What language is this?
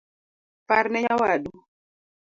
Luo (Kenya and Tanzania)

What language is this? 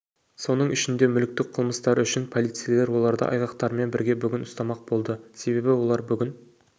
Kazakh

